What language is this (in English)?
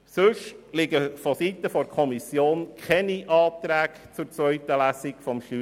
Swiss German